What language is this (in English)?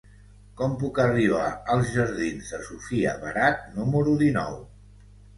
Catalan